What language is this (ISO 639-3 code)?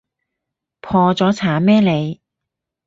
yue